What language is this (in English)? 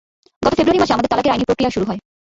Bangla